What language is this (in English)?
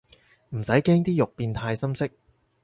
Cantonese